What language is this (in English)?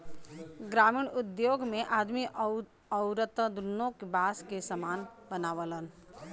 Bhojpuri